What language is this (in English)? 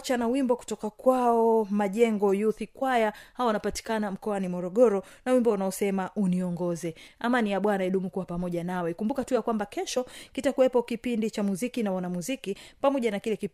Swahili